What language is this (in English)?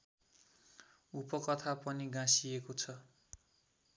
Nepali